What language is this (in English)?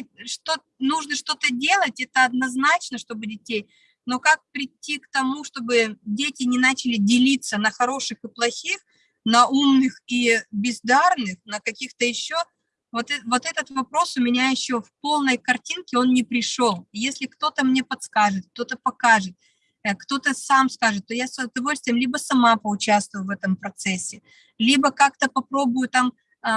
Russian